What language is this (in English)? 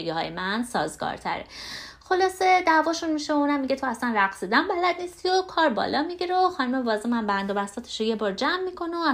Persian